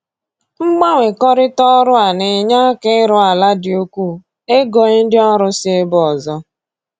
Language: Igbo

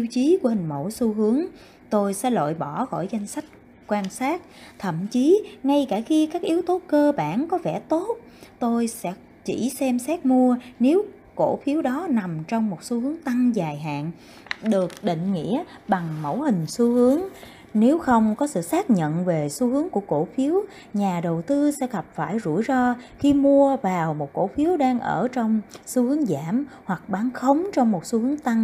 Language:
Vietnamese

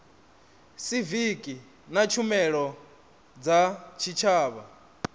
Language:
Venda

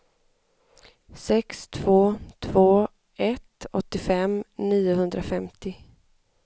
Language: Swedish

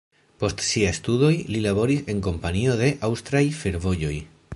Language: Esperanto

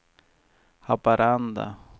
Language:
Swedish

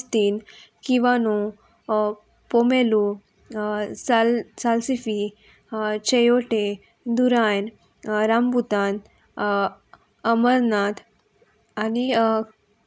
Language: Konkani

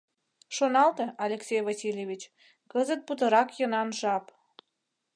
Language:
Mari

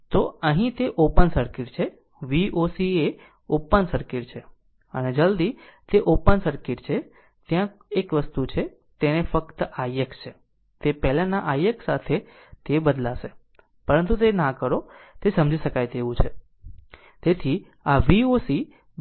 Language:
Gujarati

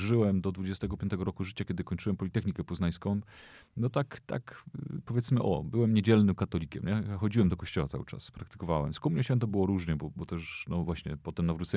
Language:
Polish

